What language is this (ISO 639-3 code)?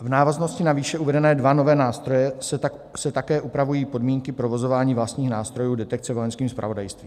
ces